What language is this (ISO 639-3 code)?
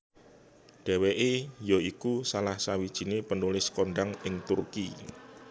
jav